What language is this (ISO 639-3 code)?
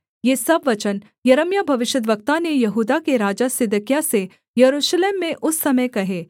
hin